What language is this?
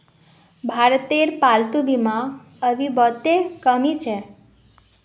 Magahi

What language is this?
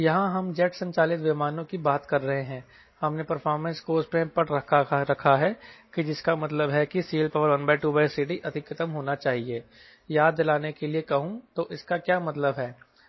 Hindi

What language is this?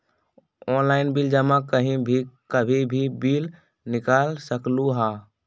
Magahi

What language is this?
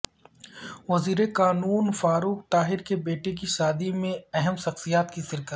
Urdu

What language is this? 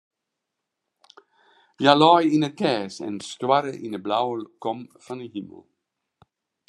Western Frisian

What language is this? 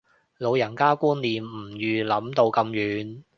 Cantonese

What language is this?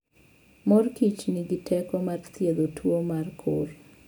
Luo (Kenya and Tanzania)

